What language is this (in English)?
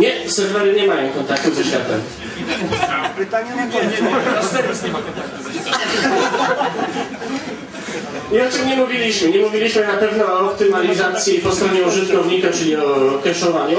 Polish